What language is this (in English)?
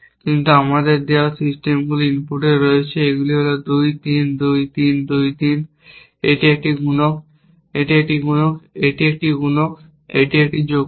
Bangla